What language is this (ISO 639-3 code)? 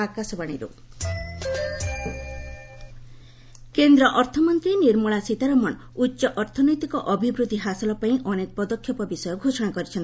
ori